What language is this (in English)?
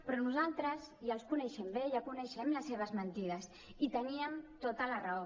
Catalan